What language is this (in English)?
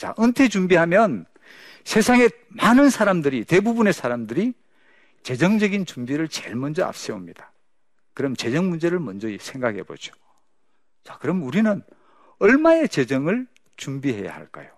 Korean